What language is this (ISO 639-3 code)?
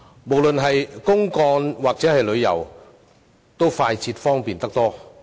yue